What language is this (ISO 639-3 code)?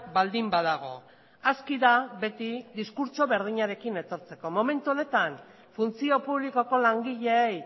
eus